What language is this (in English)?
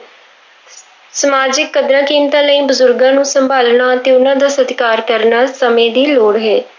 Punjabi